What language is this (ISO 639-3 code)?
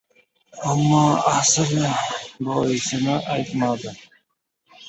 uzb